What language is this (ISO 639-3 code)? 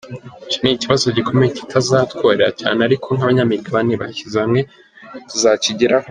kin